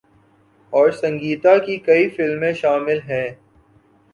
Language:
Urdu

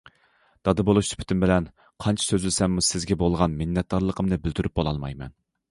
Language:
Uyghur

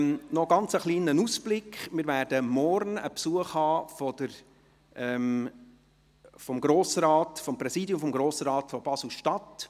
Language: Swiss German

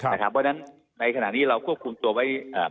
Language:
Thai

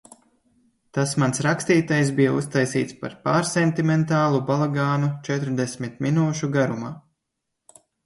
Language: Latvian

